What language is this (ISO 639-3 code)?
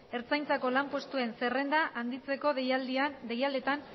eus